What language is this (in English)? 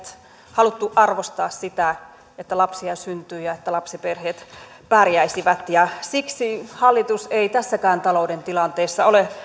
Finnish